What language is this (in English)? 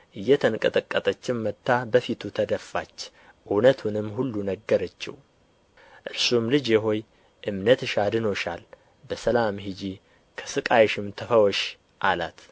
Amharic